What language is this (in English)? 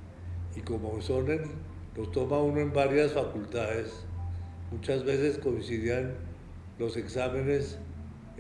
Spanish